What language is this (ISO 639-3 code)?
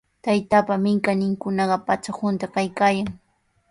qws